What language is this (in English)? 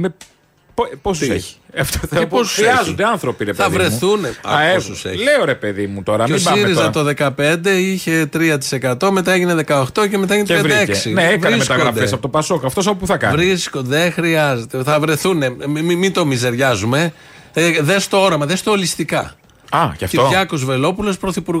Greek